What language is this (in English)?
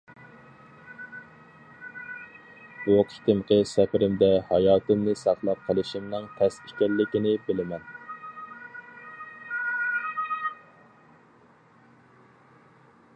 Uyghur